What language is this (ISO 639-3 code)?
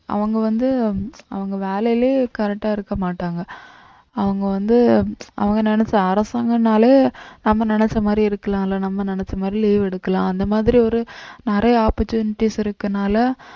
tam